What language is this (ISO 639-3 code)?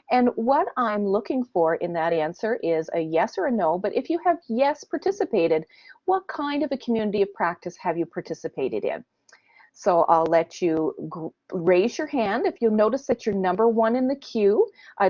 eng